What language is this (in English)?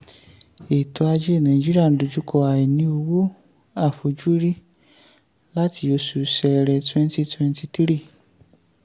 Yoruba